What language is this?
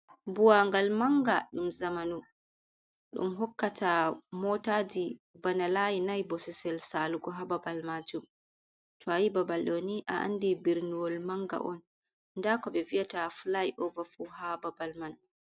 Fula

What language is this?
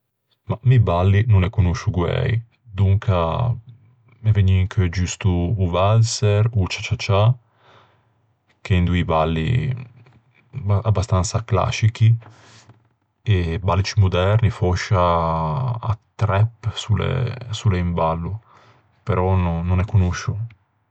Ligurian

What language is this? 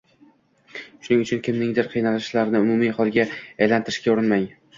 Uzbek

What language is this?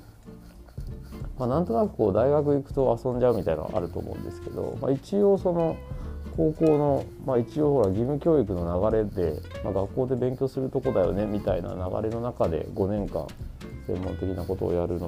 Japanese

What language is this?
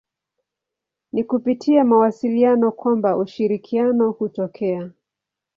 Swahili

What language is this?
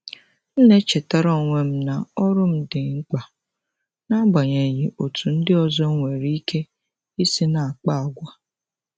Igbo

